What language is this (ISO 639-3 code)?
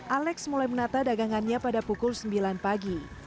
ind